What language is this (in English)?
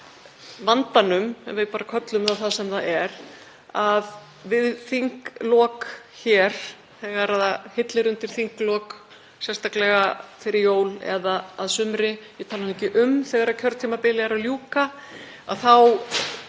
Icelandic